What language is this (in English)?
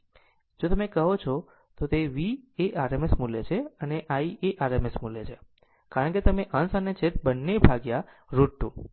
Gujarati